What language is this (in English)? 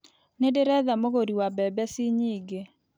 Kikuyu